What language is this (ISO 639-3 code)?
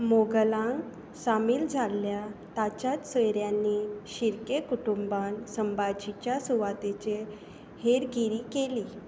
kok